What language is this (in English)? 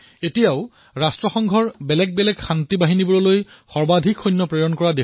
Assamese